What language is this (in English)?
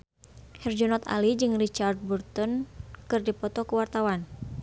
Sundanese